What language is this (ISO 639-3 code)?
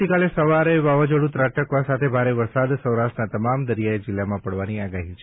guj